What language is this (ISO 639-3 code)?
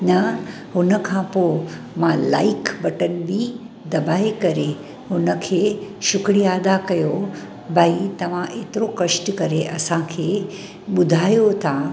snd